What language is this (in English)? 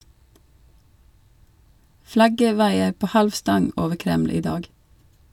Norwegian